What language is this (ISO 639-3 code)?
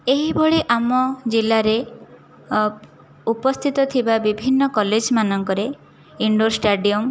ori